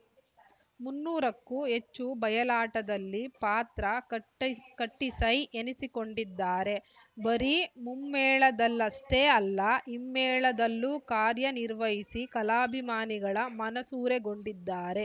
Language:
Kannada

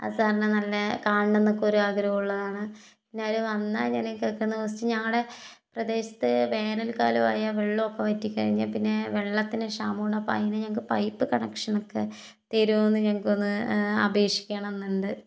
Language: Malayalam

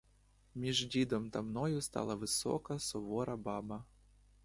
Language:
Ukrainian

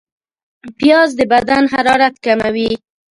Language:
Pashto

